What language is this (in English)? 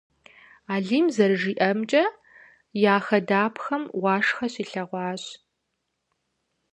Kabardian